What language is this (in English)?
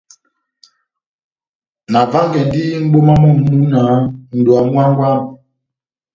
Batanga